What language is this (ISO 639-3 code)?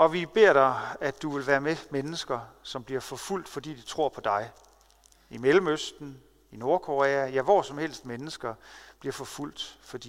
dan